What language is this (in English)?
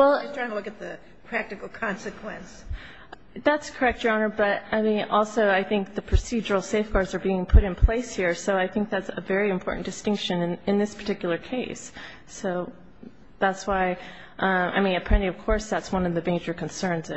English